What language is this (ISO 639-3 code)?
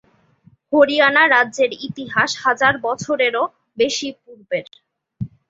ben